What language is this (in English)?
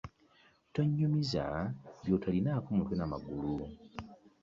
Ganda